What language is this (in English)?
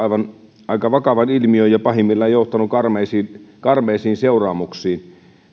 Finnish